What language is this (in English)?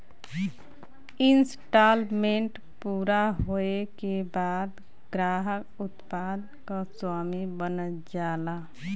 Bhojpuri